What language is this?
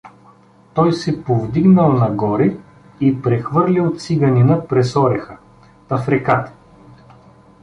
Bulgarian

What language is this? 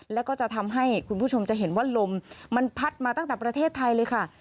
Thai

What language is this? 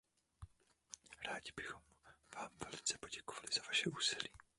Czech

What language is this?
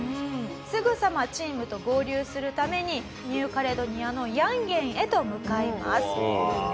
Japanese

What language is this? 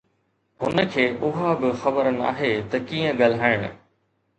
Sindhi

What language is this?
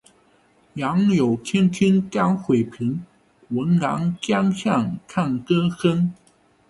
Chinese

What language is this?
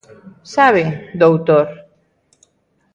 Galician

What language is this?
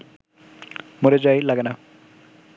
Bangla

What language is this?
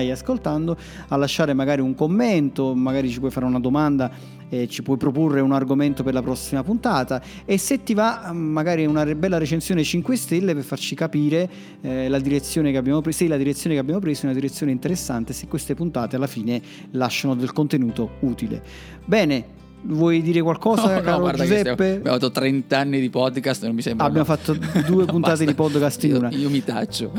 Italian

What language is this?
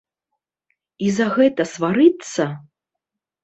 Belarusian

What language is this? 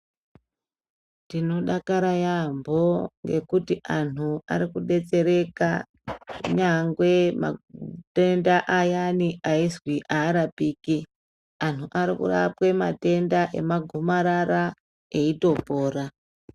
Ndau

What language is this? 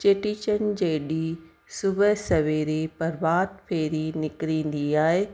Sindhi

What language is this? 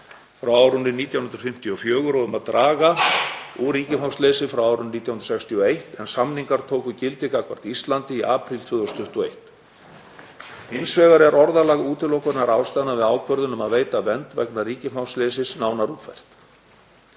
Icelandic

